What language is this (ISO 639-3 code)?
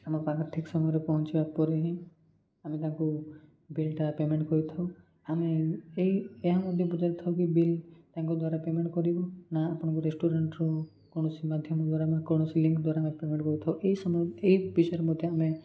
ori